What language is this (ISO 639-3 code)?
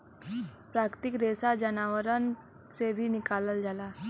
bho